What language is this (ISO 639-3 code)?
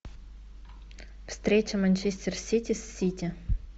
rus